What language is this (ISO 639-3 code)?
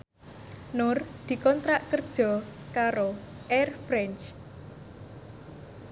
jav